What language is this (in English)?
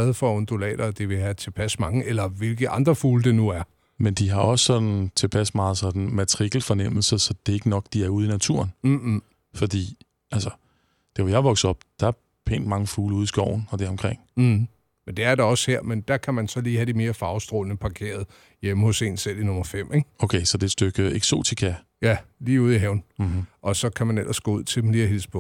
Danish